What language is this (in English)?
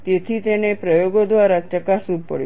Gujarati